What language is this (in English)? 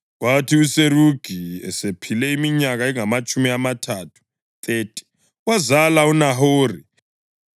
North Ndebele